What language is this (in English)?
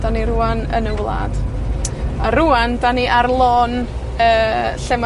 Welsh